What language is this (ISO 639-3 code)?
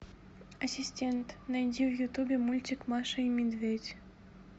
rus